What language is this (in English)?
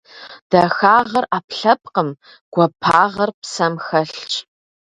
Kabardian